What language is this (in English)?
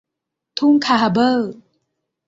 Thai